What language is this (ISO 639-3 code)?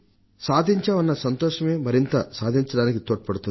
tel